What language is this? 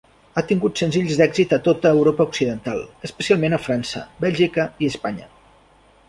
Catalan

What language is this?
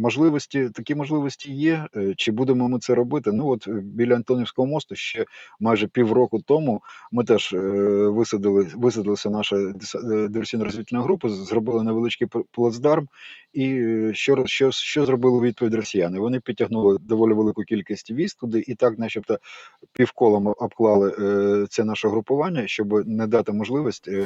Ukrainian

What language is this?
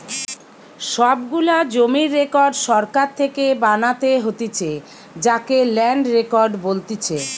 Bangla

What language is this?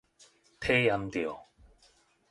Min Nan Chinese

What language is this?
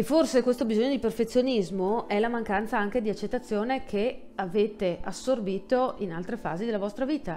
Italian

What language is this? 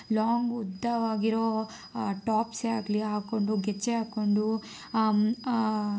Kannada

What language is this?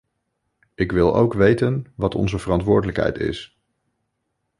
Dutch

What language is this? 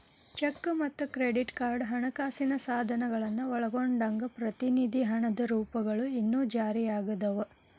Kannada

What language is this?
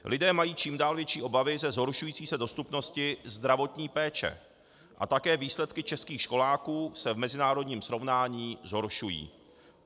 Czech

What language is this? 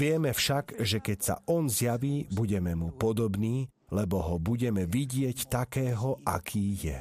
Slovak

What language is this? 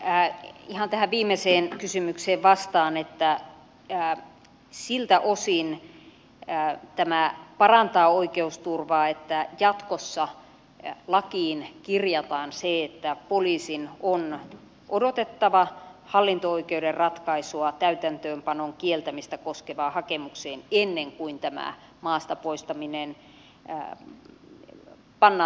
Finnish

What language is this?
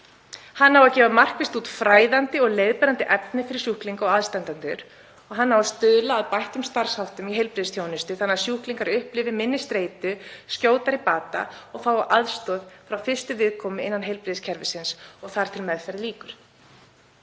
Icelandic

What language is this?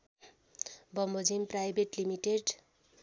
Nepali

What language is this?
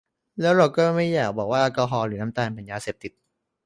Thai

